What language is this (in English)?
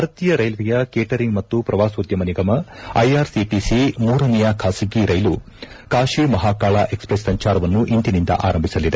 Kannada